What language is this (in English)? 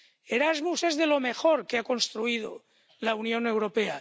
Spanish